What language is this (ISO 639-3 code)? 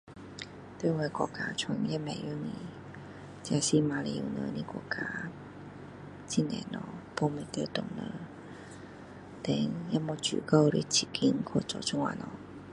cdo